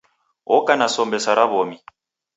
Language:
Taita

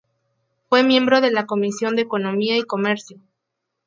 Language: Spanish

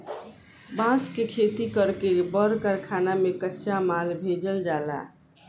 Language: Bhojpuri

